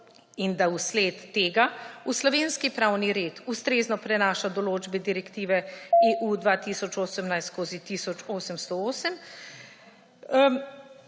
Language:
Slovenian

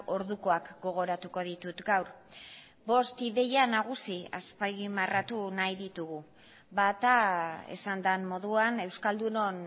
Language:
Basque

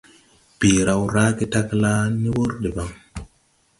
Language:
Tupuri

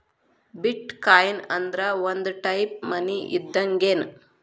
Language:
Kannada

